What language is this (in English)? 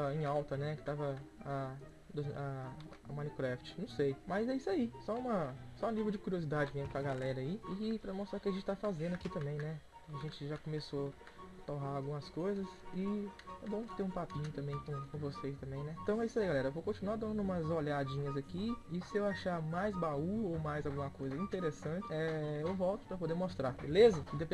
Portuguese